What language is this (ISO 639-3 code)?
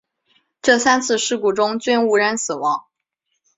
zho